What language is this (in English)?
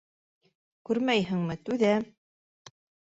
Bashkir